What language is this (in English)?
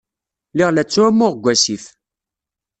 Kabyle